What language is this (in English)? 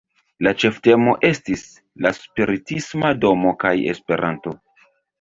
Esperanto